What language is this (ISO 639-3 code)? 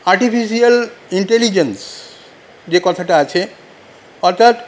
ben